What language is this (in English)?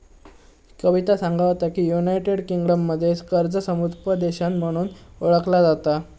Marathi